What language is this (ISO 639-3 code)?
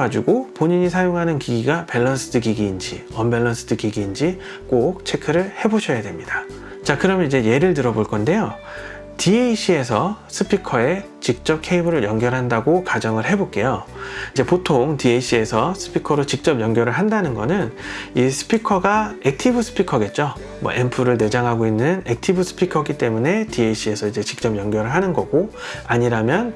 kor